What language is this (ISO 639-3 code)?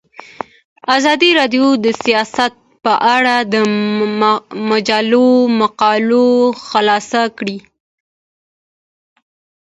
pus